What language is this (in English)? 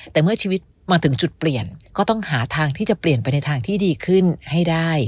Thai